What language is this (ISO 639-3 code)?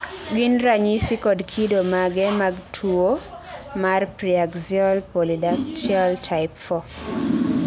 luo